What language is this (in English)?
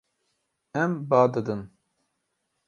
Kurdish